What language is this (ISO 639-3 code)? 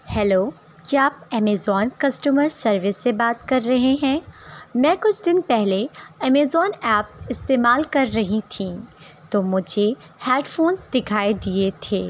urd